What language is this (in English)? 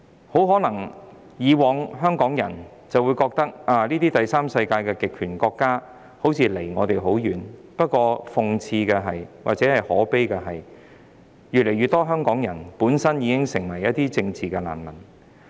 Cantonese